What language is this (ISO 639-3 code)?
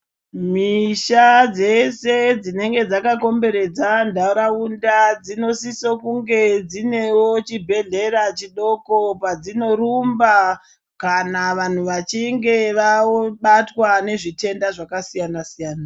ndc